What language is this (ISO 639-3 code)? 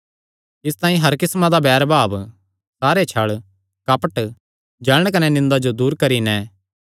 xnr